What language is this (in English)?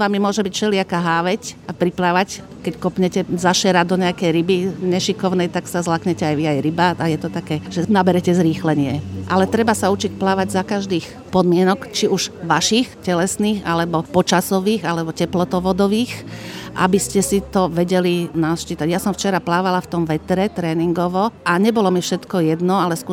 Slovak